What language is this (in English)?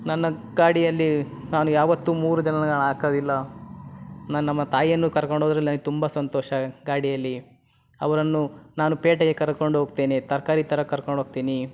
Kannada